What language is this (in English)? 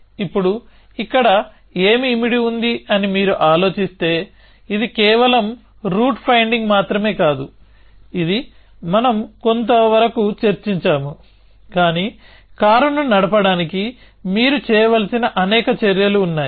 Telugu